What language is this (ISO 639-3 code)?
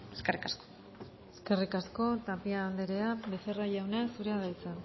eus